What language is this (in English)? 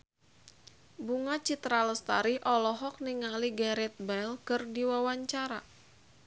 Sundanese